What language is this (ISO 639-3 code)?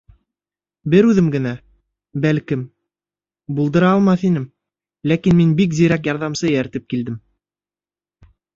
bak